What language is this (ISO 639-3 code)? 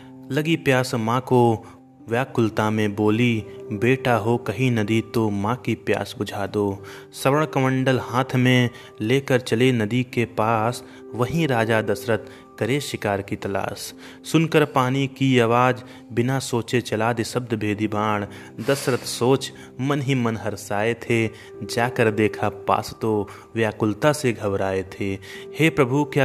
hin